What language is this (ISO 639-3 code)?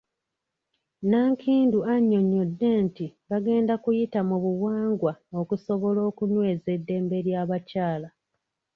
lug